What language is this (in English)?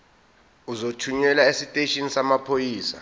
Zulu